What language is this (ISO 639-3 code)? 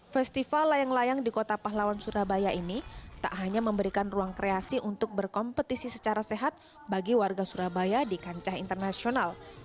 ind